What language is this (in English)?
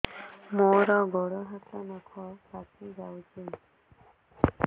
Odia